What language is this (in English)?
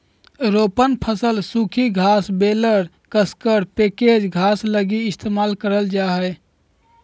Magahi